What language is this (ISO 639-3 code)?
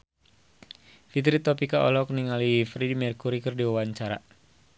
sun